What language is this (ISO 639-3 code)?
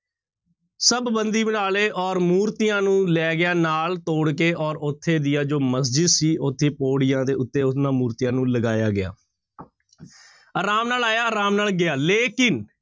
pan